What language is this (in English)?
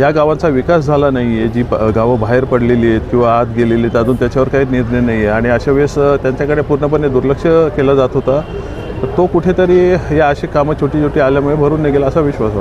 Turkish